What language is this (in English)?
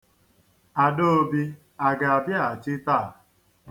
Igbo